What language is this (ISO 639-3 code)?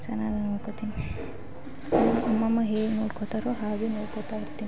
kan